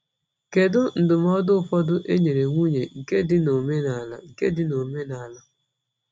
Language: Igbo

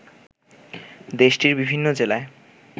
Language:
Bangla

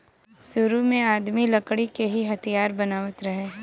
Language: Bhojpuri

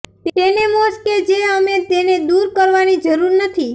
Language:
Gujarati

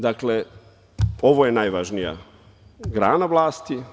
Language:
Serbian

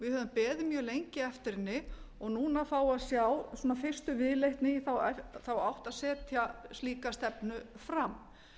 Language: Icelandic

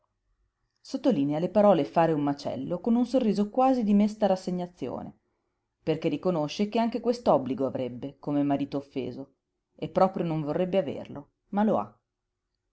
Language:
Italian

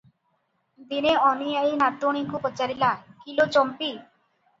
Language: Odia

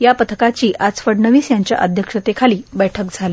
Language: Marathi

